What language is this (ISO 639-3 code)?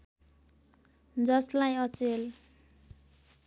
nep